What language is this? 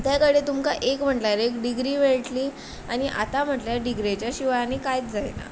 Konkani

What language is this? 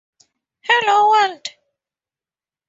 English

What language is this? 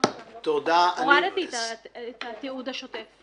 Hebrew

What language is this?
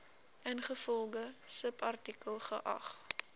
Afrikaans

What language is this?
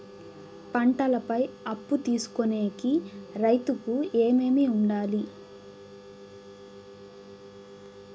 Telugu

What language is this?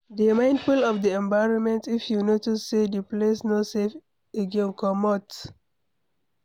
Nigerian Pidgin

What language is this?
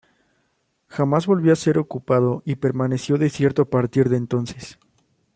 Spanish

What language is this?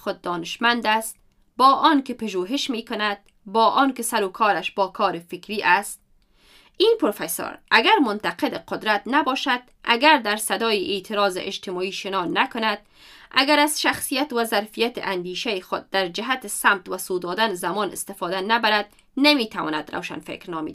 Persian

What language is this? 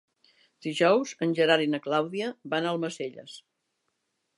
Catalan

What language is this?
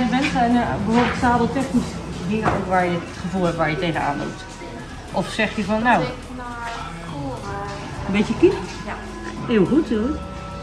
Dutch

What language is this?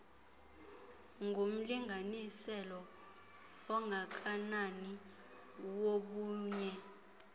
Xhosa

